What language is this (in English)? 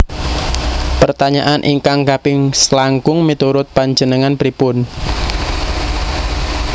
Javanese